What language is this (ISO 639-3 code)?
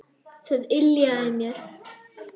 isl